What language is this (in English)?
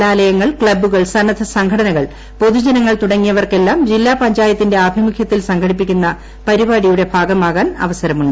Malayalam